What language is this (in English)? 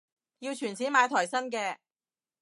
Cantonese